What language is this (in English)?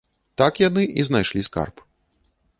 Belarusian